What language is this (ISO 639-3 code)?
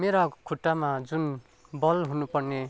nep